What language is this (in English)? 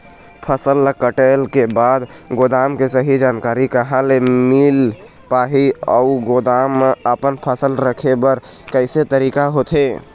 Chhattisgarhi